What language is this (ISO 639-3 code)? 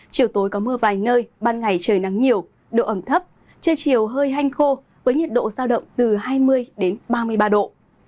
vie